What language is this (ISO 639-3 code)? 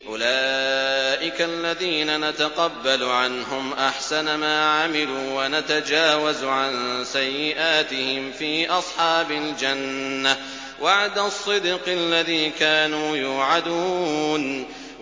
ara